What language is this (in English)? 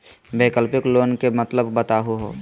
Magahi